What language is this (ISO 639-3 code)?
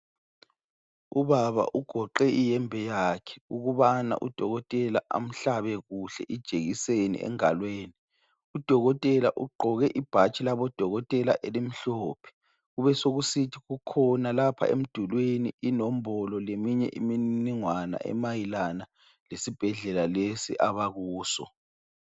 nde